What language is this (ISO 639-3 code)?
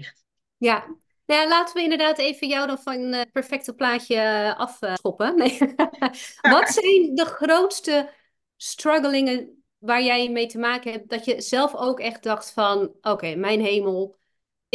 nld